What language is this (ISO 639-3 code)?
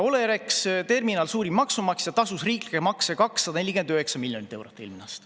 est